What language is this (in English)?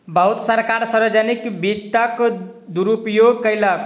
Maithili